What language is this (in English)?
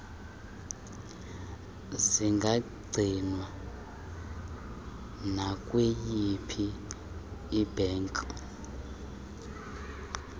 Xhosa